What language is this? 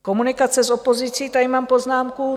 Czech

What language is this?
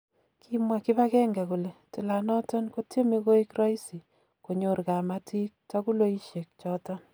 Kalenjin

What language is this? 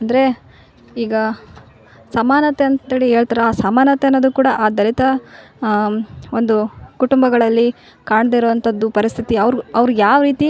Kannada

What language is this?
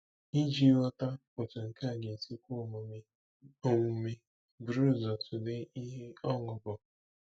Igbo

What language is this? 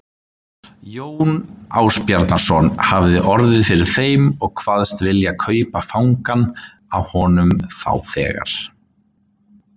Icelandic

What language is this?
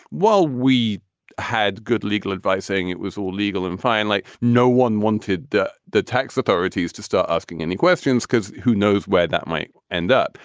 English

